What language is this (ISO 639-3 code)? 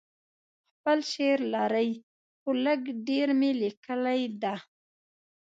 pus